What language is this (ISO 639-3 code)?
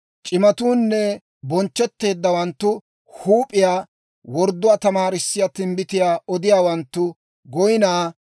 dwr